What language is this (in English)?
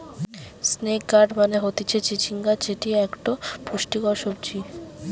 Bangla